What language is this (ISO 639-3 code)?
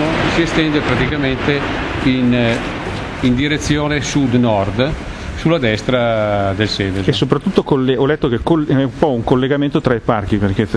ita